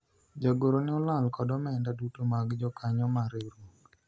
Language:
Luo (Kenya and Tanzania)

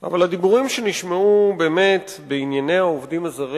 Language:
Hebrew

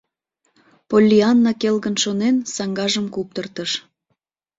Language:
Mari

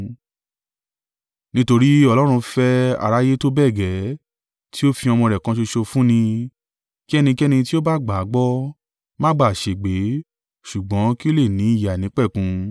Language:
Yoruba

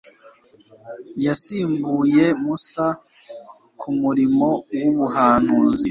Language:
Kinyarwanda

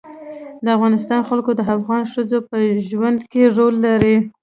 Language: Pashto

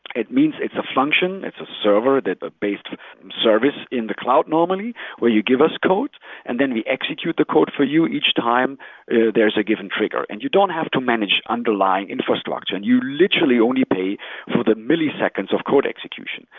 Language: English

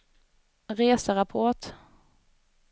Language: Swedish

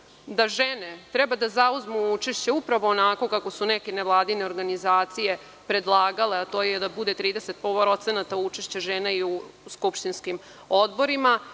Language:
Serbian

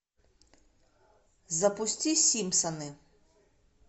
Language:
Russian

